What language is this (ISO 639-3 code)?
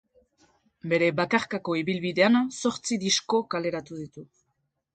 eus